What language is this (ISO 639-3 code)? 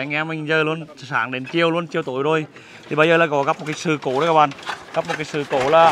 vie